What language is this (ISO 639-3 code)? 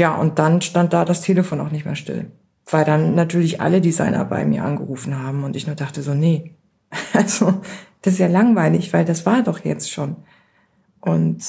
deu